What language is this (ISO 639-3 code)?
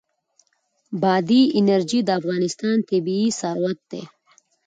pus